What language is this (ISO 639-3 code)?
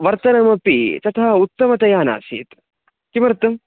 san